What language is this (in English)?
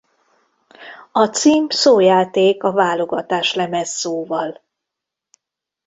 Hungarian